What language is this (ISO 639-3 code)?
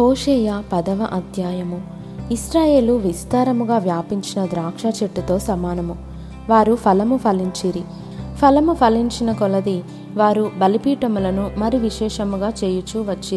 tel